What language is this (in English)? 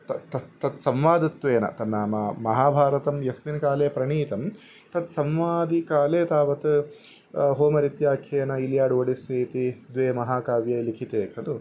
Sanskrit